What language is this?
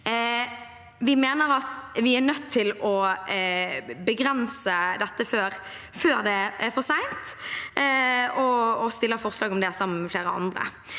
Norwegian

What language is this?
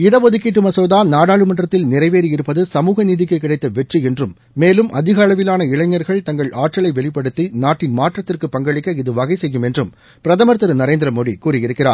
Tamil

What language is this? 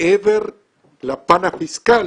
Hebrew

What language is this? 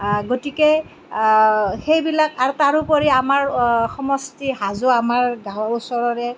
Assamese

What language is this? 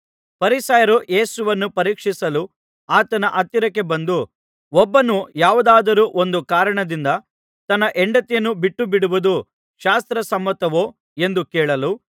Kannada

